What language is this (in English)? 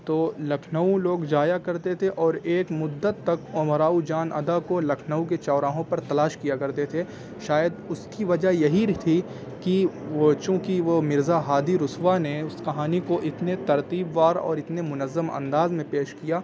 Urdu